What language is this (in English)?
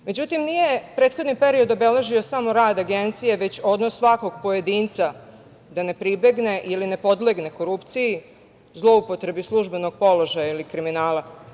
Serbian